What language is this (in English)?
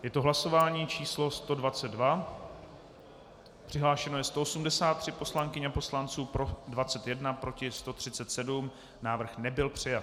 Czech